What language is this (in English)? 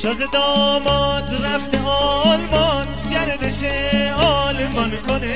Persian